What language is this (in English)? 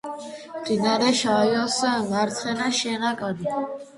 Georgian